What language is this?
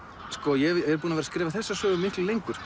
Icelandic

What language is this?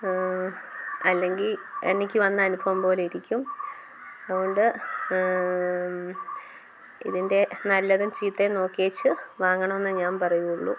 Malayalam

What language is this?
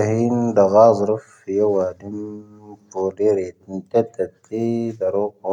Tahaggart Tamahaq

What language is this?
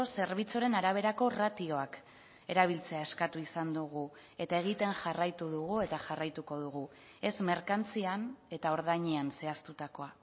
Basque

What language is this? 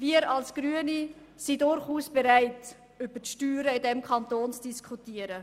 Swiss German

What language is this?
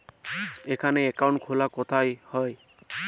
Bangla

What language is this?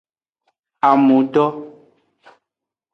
Aja (Benin)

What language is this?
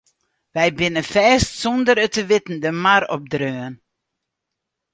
Western Frisian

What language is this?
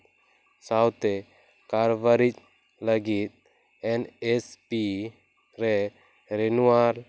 Santali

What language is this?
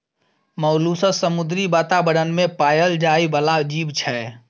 Maithili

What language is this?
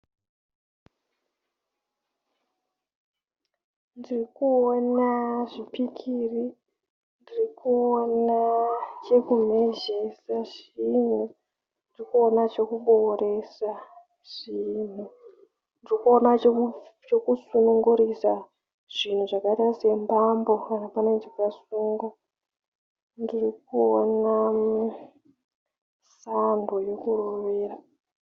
Shona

